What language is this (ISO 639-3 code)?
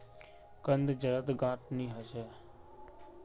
mag